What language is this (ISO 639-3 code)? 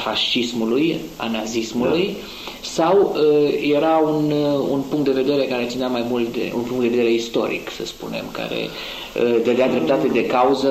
ron